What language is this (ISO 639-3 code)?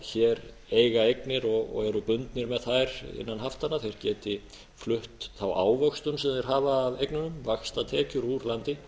isl